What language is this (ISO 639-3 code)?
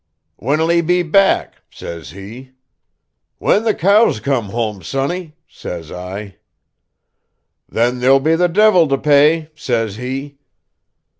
eng